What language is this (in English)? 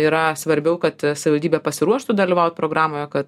Lithuanian